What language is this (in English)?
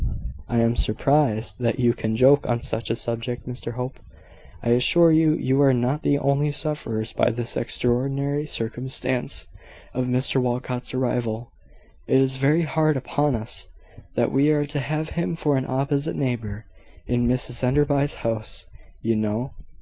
English